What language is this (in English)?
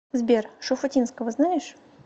Russian